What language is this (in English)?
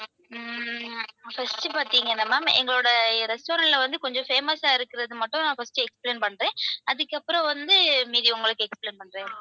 Tamil